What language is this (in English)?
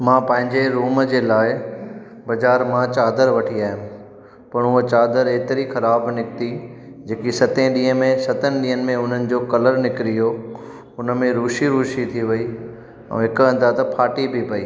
Sindhi